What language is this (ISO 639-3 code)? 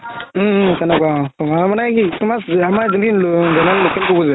asm